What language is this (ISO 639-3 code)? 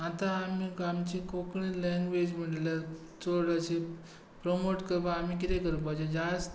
kok